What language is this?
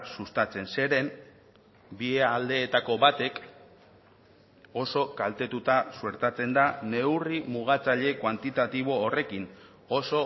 Basque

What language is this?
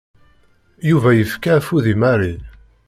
Kabyle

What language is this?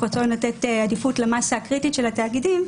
Hebrew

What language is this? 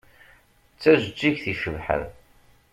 Kabyle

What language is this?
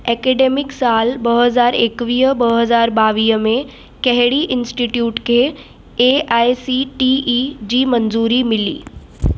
Sindhi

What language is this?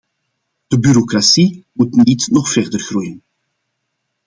Dutch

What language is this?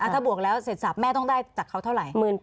Thai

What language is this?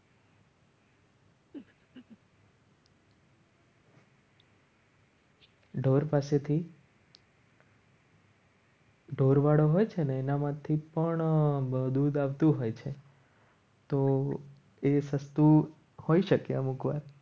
Gujarati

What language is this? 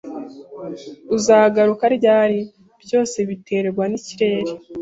Kinyarwanda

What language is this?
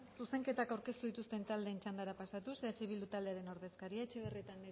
Basque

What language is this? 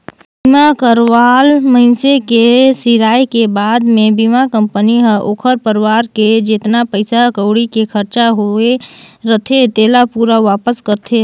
Chhattisgarhi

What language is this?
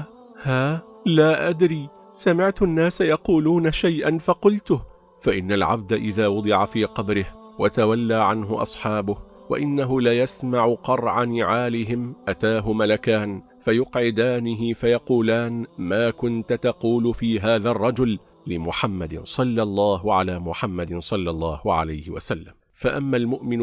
Arabic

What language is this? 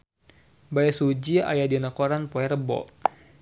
Sundanese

